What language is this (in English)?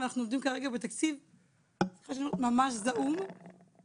Hebrew